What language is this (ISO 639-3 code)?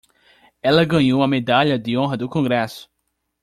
por